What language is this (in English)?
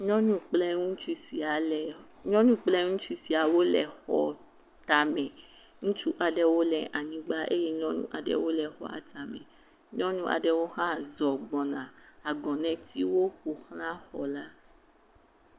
Ewe